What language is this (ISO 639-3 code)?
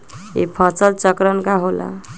mag